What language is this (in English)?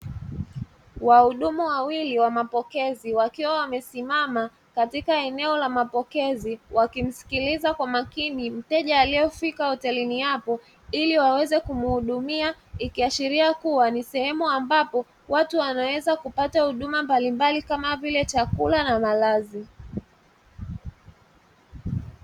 Swahili